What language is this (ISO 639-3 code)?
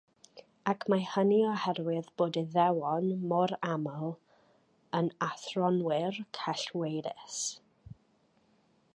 cym